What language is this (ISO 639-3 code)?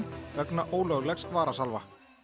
isl